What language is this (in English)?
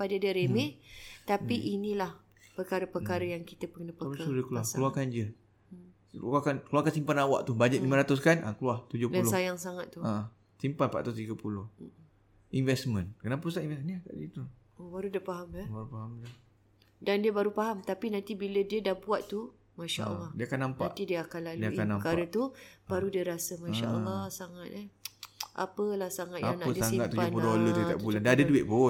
Malay